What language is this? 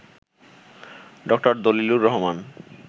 Bangla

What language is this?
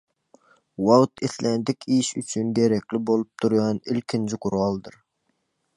Turkmen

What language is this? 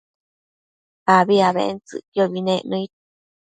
Matsés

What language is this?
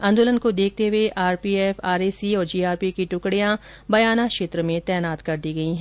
Hindi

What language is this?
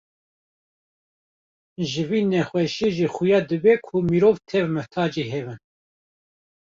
Kurdish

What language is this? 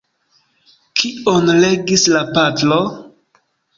Esperanto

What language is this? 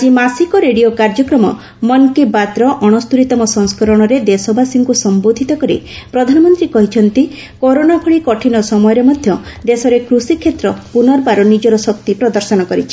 Odia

